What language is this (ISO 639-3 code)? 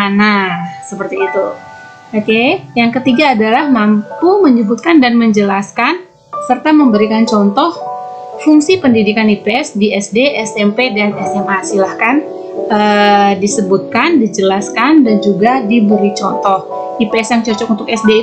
ind